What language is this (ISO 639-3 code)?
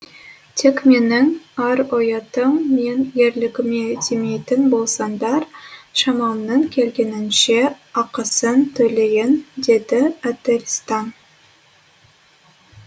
kaz